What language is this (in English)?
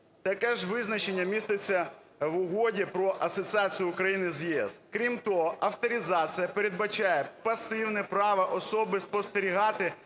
Ukrainian